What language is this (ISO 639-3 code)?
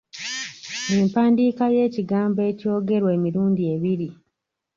lug